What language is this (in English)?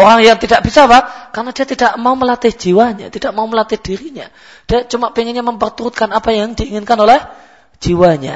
Malay